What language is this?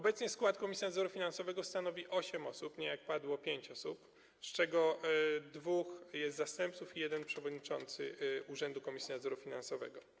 Polish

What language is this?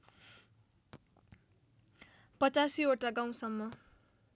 Nepali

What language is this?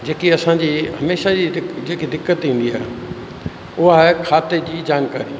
Sindhi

